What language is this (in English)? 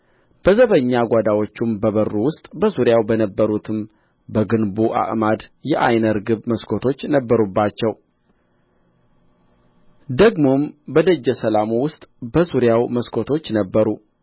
Amharic